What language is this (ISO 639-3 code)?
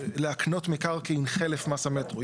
heb